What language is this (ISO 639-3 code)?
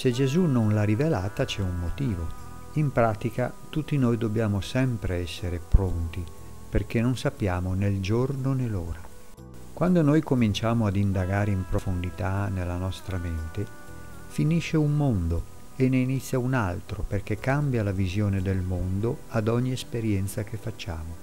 ita